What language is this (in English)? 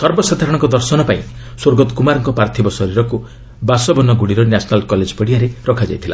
Odia